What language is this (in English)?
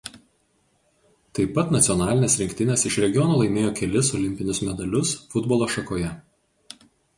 Lithuanian